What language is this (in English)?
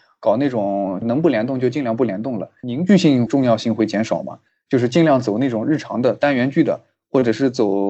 Chinese